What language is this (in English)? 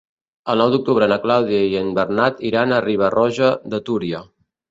Catalan